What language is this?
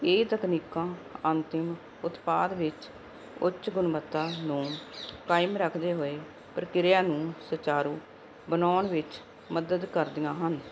Punjabi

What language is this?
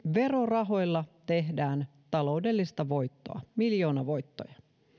Finnish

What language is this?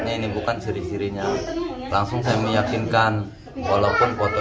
Indonesian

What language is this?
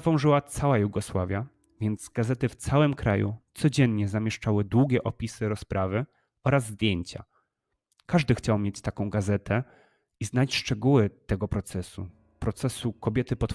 Polish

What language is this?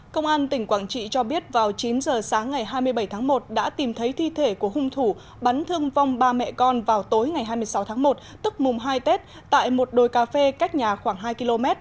Vietnamese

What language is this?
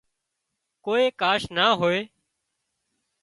Wadiyara Koli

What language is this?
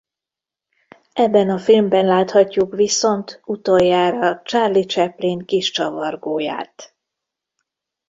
Hungarian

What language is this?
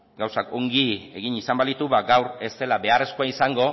Basque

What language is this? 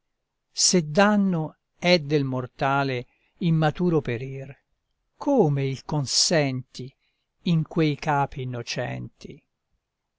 Italian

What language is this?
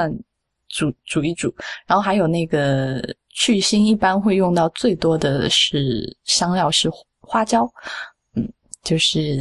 Chinese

